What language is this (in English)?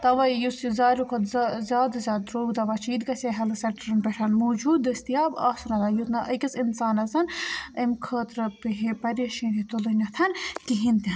Kashmiri